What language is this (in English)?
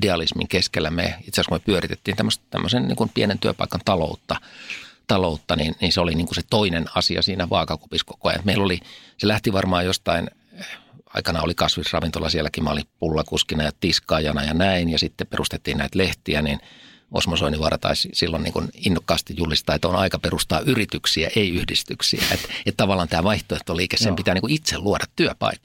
Finnish